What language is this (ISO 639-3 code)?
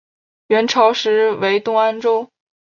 zho